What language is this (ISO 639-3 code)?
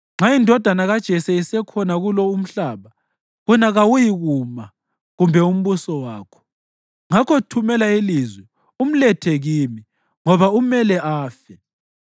nde